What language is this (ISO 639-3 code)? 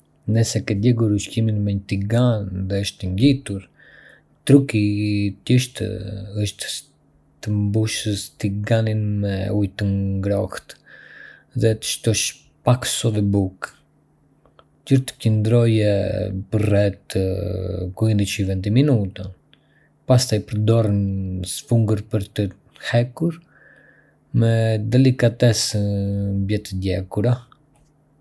aae